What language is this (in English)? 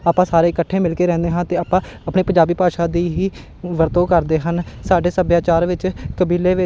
Punjabi